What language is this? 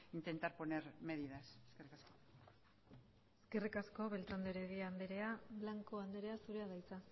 Basque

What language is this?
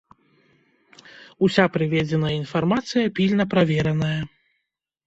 Belarusian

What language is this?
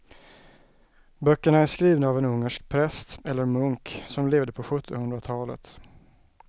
Swedish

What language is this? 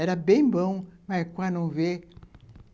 Portuguese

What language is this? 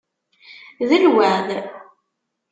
Kabyle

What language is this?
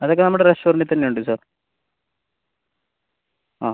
Malayalam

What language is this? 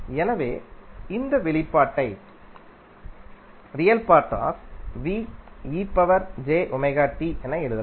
Tamil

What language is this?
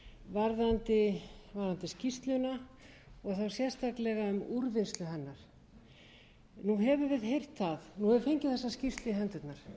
Icelandic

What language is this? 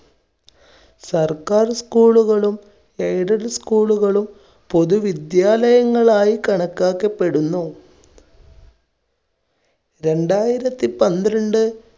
Malayalam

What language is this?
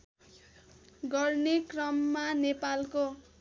Nepali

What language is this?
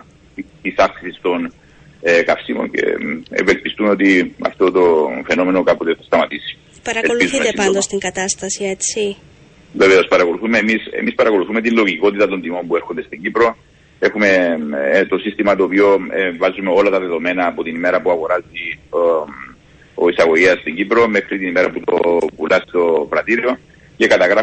Greek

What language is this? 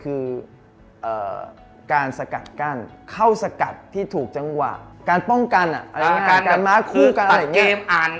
Thai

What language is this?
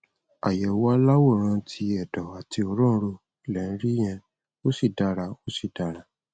Yoruba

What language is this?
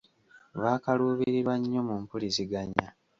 Ganda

